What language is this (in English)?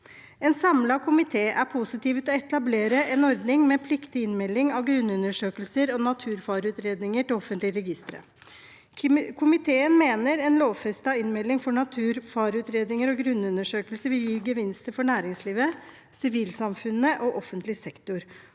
Norwegian